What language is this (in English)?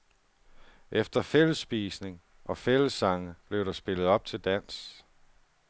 Danish